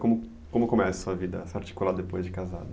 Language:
Portuguese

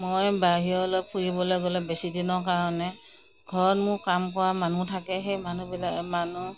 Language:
Assamese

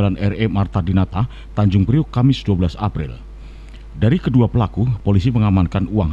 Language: Indonesian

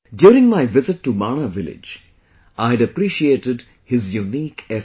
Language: English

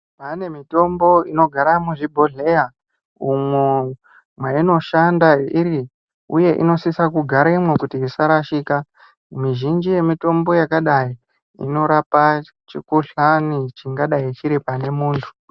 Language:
Ndau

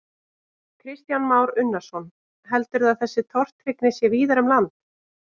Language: Icelandic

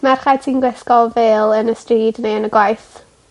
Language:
Welsh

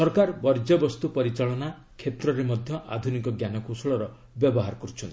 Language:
Odia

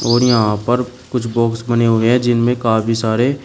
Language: Hindi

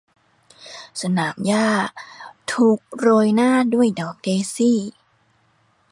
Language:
Thai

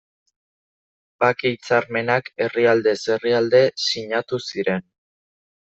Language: Basque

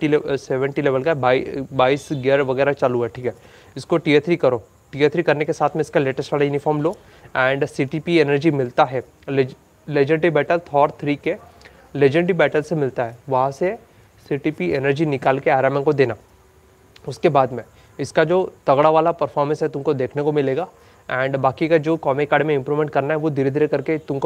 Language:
Hindi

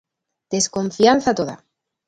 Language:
Galician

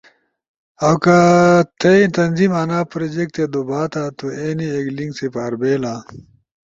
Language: Ushojo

